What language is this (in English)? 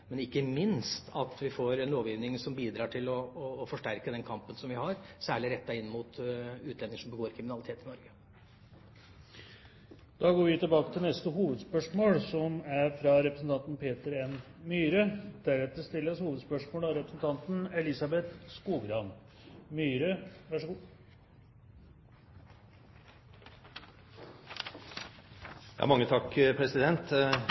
Norwegian